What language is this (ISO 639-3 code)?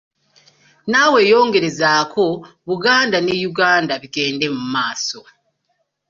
lug